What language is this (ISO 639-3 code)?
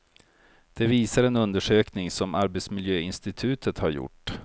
swe